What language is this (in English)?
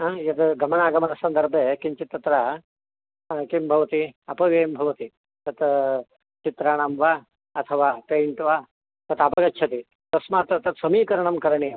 Sanskrit